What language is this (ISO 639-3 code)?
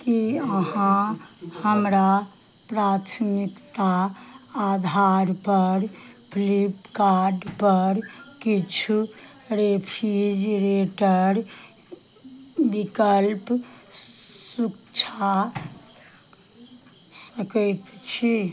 mai